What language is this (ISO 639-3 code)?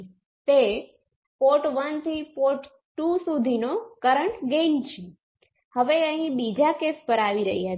guj